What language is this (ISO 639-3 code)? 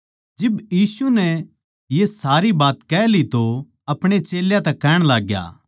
bgc